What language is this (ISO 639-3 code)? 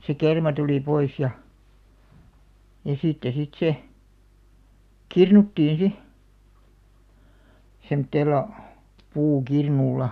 fin